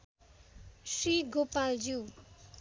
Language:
Nepali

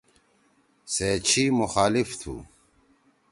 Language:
Torwali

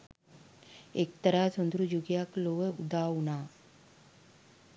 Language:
Sinhala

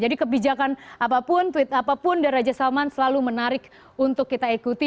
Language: Indonesian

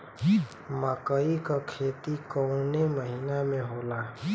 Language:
Bhojpuri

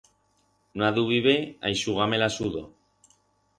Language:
Aragonese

